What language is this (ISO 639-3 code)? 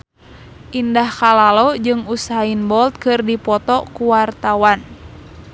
sun